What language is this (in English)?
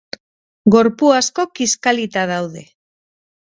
Basque